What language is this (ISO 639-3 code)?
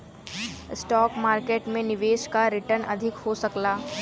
bho